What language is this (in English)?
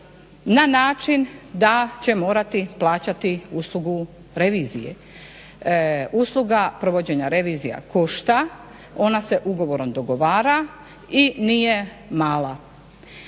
Croatian